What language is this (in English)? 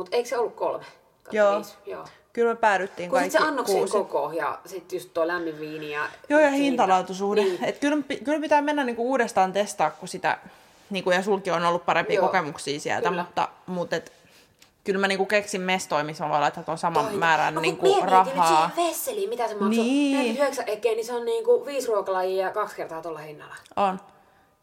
Finnish